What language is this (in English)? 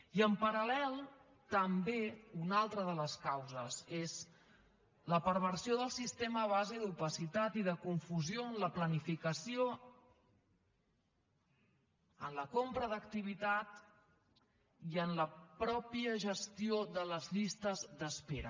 Catalan